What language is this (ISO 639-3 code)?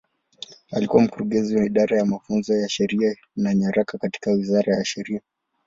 swa